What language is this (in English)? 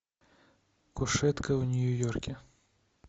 Russian